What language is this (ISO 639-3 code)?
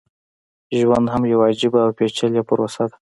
pus